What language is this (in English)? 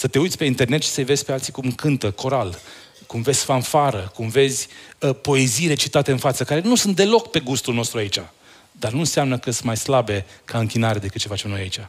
Romanian